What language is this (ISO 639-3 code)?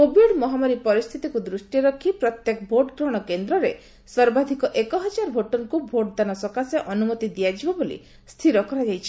ori